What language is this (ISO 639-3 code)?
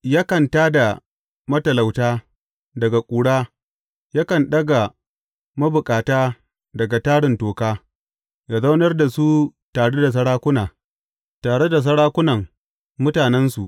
hau